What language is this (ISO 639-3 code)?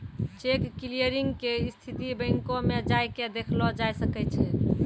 mai